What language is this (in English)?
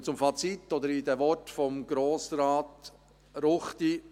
Swiss German